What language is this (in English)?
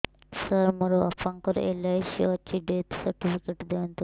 Odia